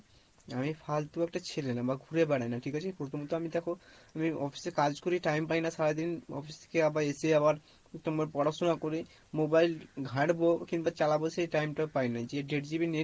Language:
Bangla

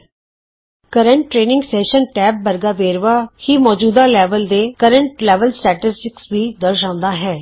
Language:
Punjabi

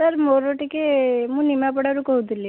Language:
Odia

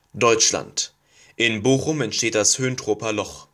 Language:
German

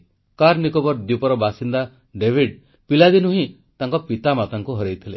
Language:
Odia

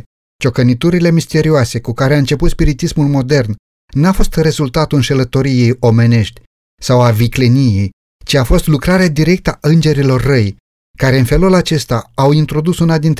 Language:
Romanian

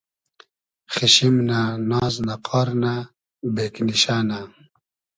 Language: Hazaragi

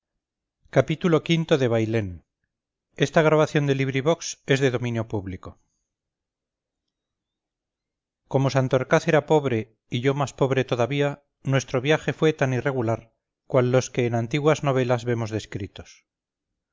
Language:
Spanish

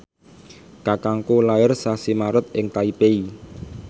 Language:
Javanese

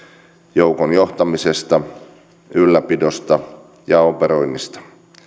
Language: Finnish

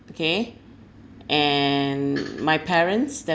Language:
English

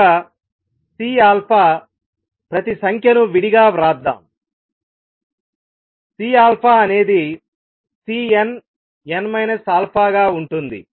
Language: Telugu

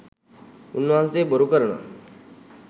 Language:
Sinhala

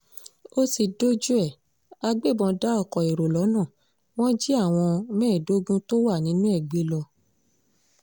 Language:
Yoruba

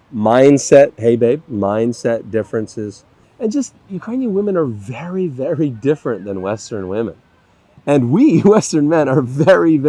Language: English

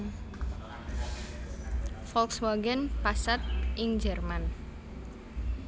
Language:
Javanese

